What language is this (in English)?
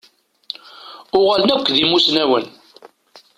Kabyle